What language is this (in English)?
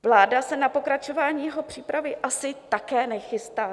Czech